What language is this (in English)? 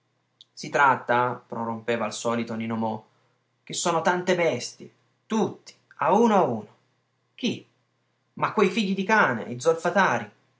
Italian